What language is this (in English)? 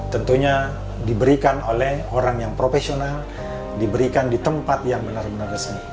Indonesian